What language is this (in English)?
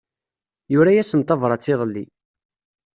Kabyle